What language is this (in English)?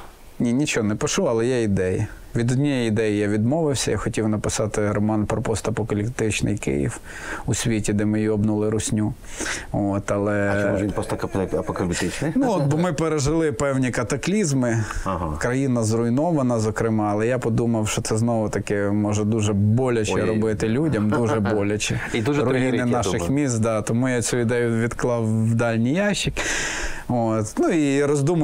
Ukrainian